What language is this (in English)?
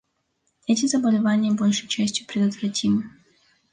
Russian